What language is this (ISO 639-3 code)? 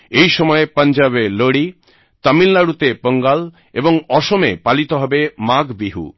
ben